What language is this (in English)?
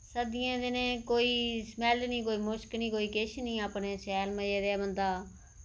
Dogri